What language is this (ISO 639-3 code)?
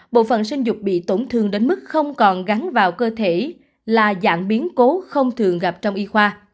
vie